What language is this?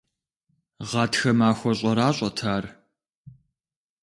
Kabardian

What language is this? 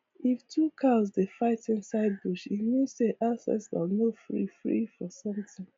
Nigerian Pidgin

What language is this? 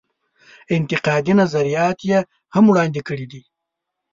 Pashto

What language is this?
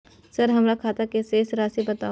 Maithili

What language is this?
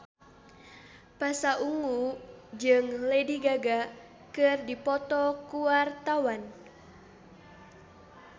Sundanese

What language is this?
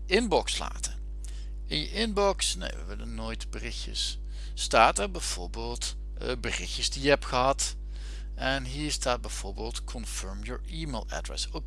Dutch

